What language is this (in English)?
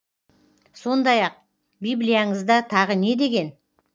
Kazakh